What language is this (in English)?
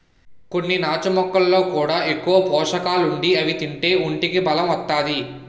Telugu